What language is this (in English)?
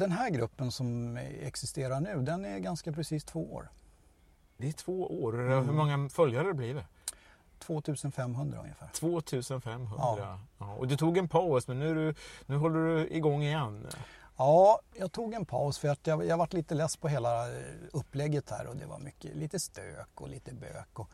Swedish